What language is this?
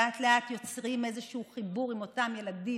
Hebrew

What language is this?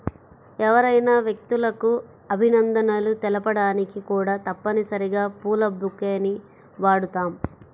Telugu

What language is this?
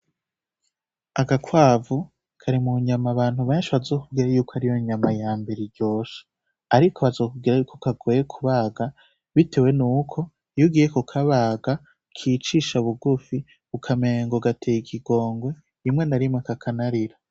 Rundi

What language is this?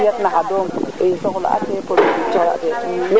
Serer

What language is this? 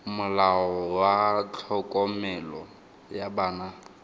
Tswana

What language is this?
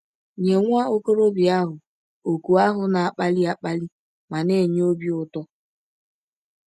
Igbo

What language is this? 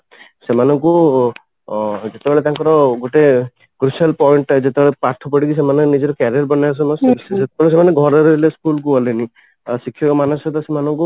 Odia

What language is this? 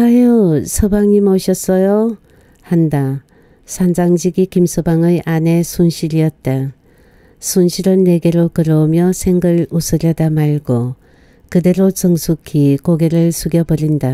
Korean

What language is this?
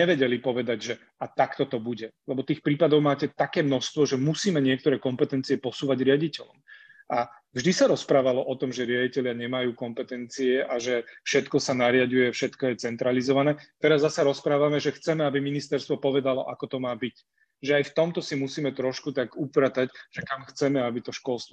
Slovak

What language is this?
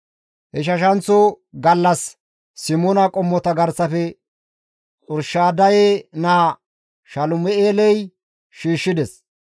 Gamo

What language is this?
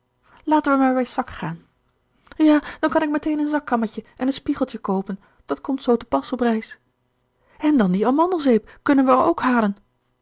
Dutch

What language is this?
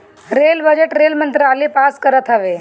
Bhojpuri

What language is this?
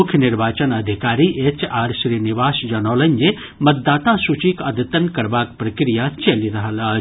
Maithili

